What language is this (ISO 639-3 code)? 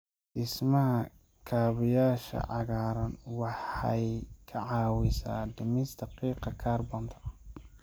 som